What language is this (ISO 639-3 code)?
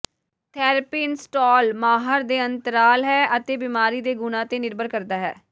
pan